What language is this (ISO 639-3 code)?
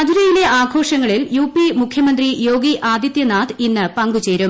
mal